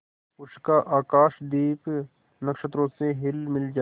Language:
Hindi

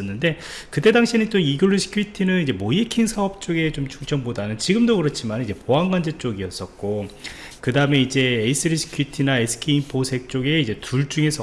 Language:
Korean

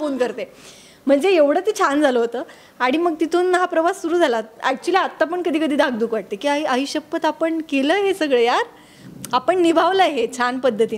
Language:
Marathi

